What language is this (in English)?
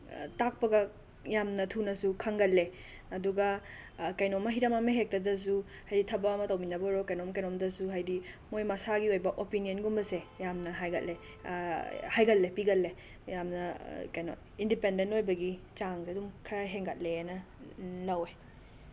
Manipuri